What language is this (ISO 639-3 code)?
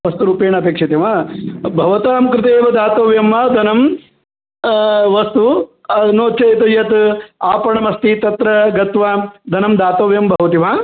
san